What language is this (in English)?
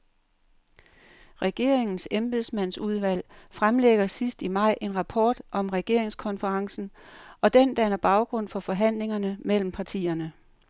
Danish